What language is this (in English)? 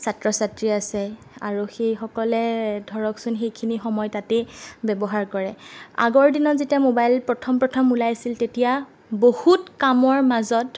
Assamese